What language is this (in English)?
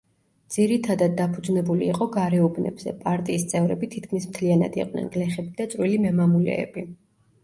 Georgian